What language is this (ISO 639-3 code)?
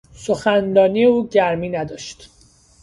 fas